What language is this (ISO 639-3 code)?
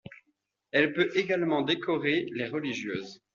fra